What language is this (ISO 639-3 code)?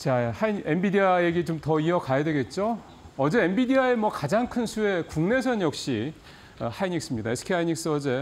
kor